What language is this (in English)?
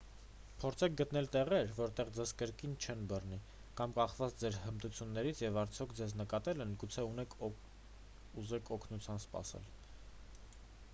Armenian